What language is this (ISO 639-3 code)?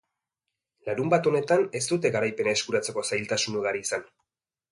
eus